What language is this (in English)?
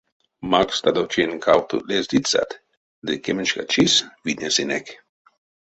Erzya